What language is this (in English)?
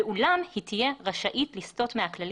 Hebrew